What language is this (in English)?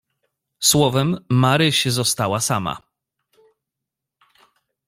Polish